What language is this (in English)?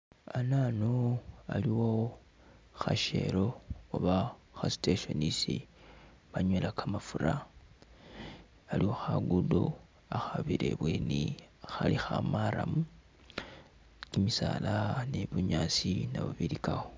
Masaaba